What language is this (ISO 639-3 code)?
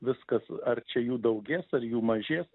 lit